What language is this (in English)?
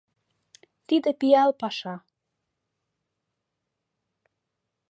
Mari